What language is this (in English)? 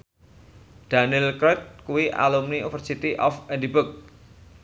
Javanese